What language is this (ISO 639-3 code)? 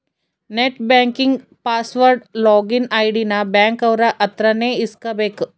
kan